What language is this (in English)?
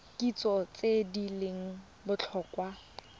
Tswana